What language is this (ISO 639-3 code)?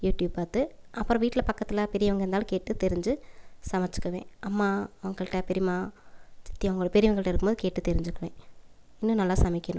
tam